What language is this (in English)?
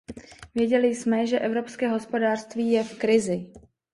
Czech